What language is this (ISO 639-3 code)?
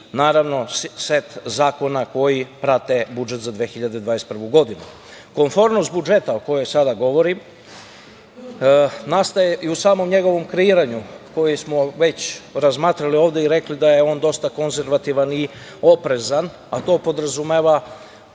srp